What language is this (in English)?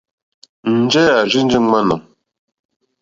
Mokpwe